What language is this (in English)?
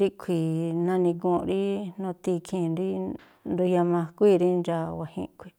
Tlacoapa Me'phaa